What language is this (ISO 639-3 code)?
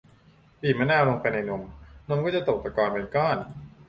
tha